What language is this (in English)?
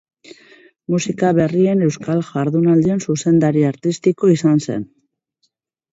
Basque